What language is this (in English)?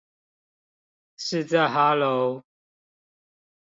Chinese